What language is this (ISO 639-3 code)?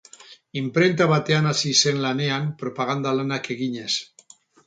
eus